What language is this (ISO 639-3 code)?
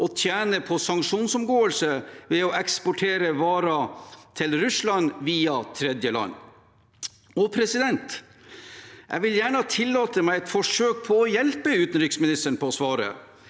nor